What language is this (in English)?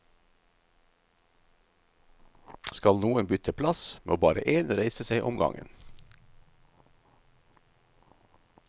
Norwegian